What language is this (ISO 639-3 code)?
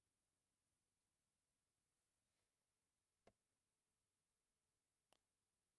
mtx